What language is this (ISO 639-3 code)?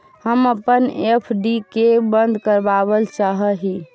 mag